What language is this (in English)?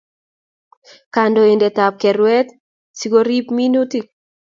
Kalenjin